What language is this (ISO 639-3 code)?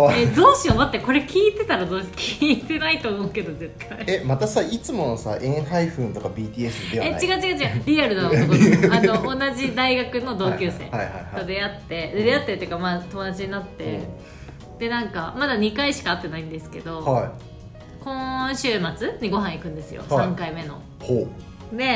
jpn